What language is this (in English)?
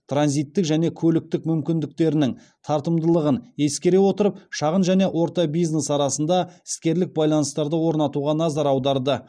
Kazakh